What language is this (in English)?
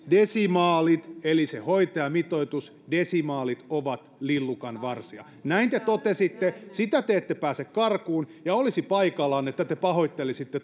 Finnish